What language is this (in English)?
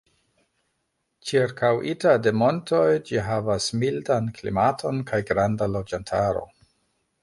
Esperanto